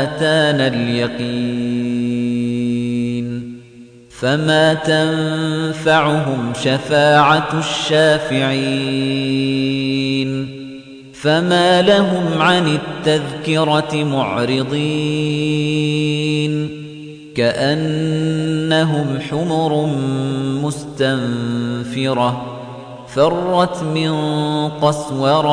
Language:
Arabic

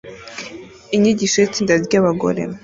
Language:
Kinyarwanda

